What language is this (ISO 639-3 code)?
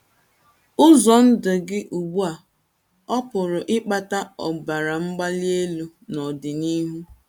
ibo